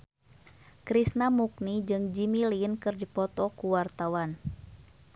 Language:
Sundanese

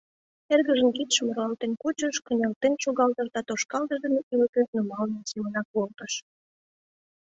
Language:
Mari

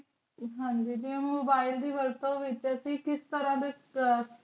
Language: Punjabi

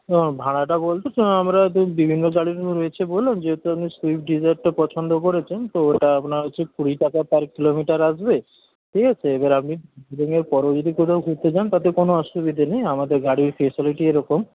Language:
Bangla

